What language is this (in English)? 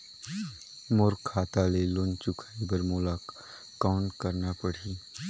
Chhattisgarhi